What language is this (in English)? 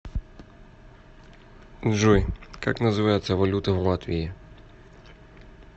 Russian